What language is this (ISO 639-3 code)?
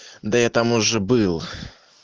rus